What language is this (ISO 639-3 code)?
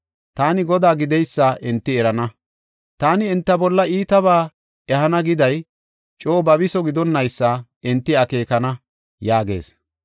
gof